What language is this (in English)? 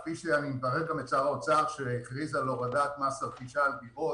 Hebrew